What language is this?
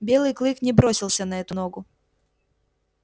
Russian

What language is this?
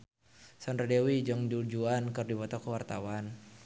Sundanese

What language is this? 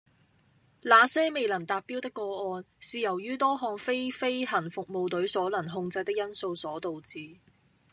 Cantonese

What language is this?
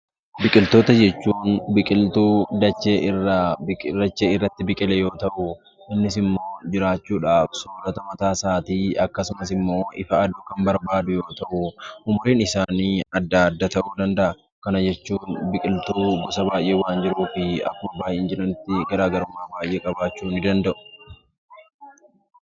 Oromo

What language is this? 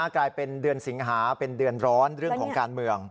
Thai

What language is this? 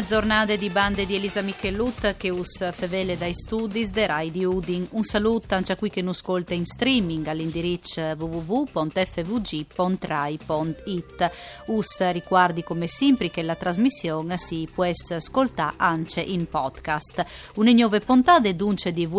Italian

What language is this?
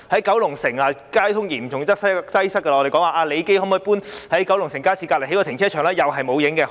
Cantonese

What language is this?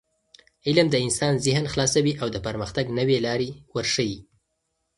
Pashto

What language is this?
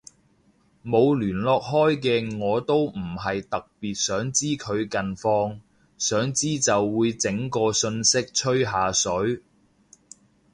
Cantonese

